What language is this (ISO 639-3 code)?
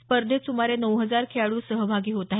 mar